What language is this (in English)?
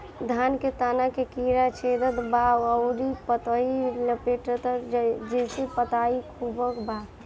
Bhojpuri